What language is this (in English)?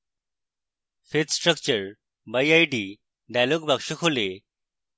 Bangla